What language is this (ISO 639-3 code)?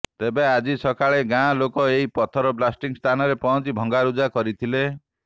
ori